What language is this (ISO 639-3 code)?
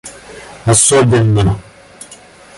rus